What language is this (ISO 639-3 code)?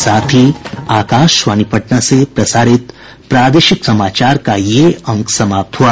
hin